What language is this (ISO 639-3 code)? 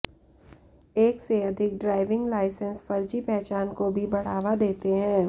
hin